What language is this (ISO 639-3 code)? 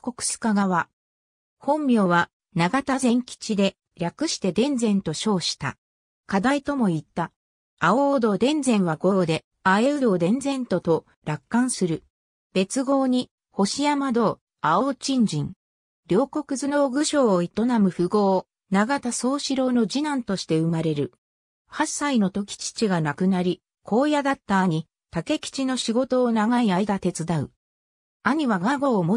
jpn